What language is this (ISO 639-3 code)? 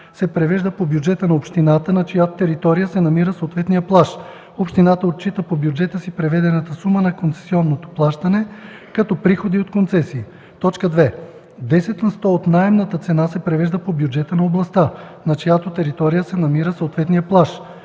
bul